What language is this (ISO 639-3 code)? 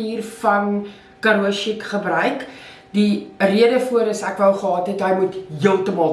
nld